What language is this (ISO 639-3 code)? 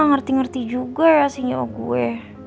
ind